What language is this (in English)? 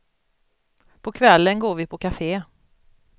Swedish